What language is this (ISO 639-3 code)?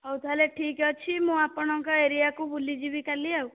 ori